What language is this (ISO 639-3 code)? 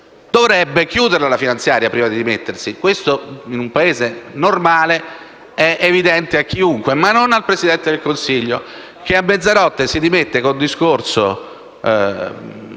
ita